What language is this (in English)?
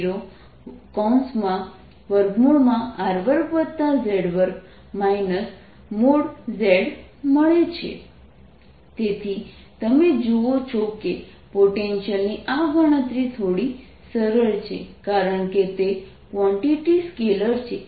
Gujarati